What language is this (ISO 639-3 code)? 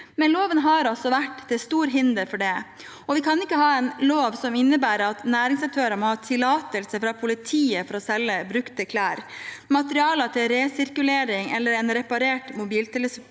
nor